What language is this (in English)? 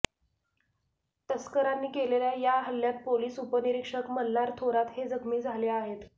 Marathi